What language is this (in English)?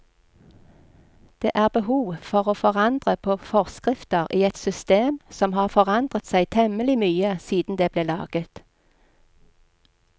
Norwegian